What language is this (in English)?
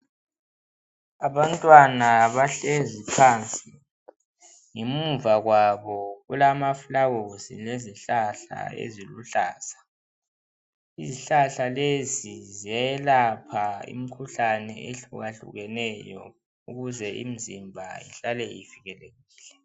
North Ndebele